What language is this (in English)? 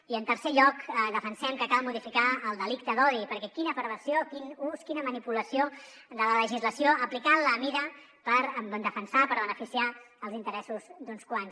Catalan